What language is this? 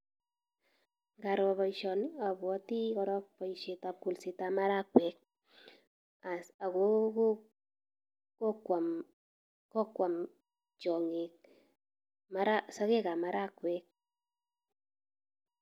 Kalenjin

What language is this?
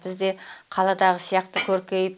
Kazakh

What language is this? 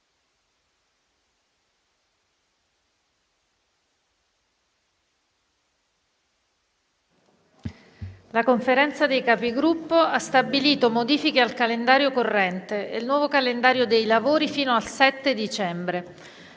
Italian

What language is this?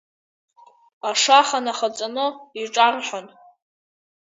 Abkhazian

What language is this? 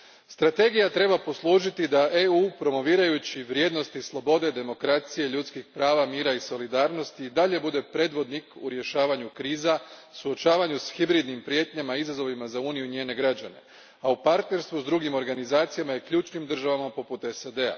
Croatian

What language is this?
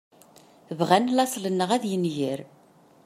Kabyle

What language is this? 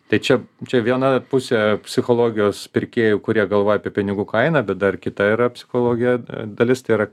Lithuanian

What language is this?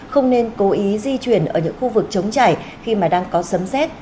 Vietnamese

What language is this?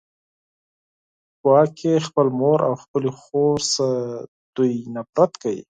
Pashto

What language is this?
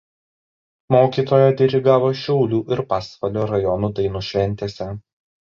Lithuanian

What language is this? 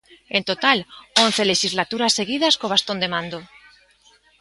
Galician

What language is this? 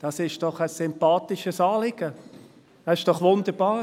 Swiss German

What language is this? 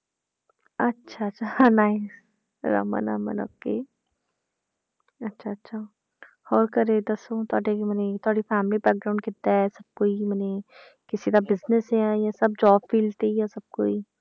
Punjabi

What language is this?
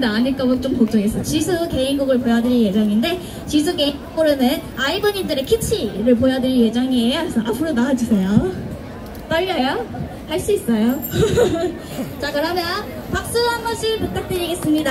Korean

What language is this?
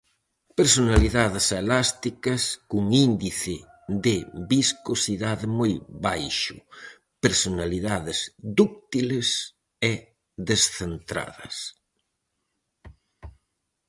Galician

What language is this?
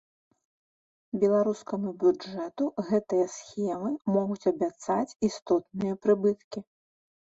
Belarusian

